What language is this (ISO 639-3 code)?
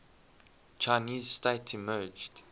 eng